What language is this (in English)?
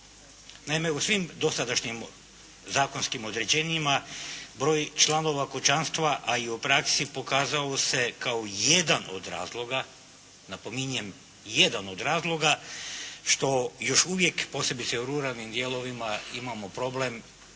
Croatian